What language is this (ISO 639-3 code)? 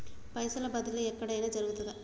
tel